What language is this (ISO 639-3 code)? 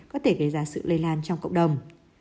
vie